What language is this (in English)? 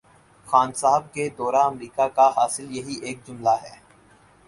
Urdu